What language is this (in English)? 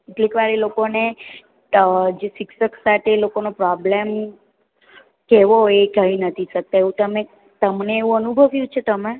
Gujarati